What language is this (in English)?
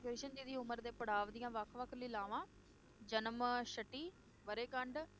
Punjabi